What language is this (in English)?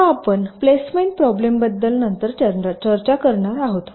Marathi